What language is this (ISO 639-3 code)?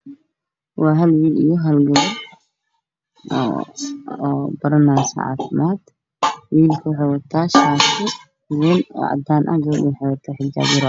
som